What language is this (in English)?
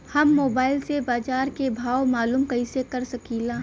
Bhojpuri